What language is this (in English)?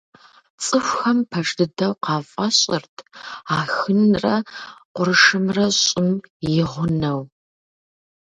Kabardian